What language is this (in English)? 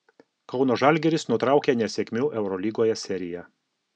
Lithuanian